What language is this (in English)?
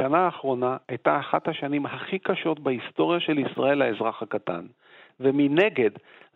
Hebrew